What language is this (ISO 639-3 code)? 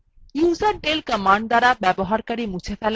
ben